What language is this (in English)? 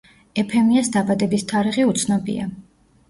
Georgian